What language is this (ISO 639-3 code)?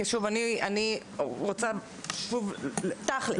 heb